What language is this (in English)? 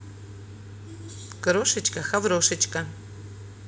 Russian